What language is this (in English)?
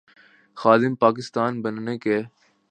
Urdu